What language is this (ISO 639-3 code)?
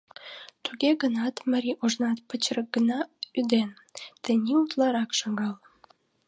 chm